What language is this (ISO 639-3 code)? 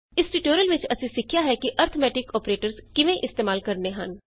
pan